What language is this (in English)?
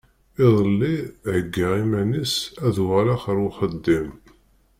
Kabyle